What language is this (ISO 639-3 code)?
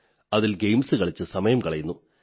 mal